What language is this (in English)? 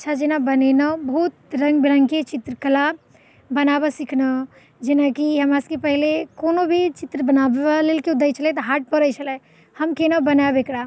Maithili